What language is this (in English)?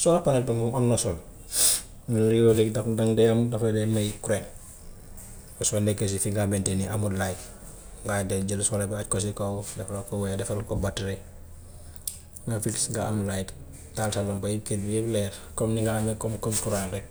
Gambian Wolof